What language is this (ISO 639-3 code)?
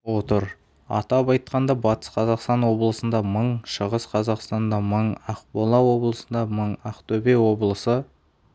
kaz